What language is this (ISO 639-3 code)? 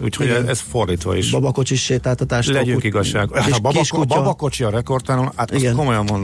hun